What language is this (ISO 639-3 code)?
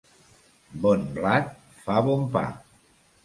cat